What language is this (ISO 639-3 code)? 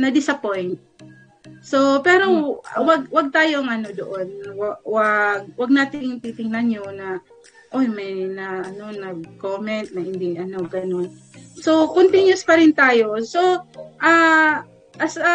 fil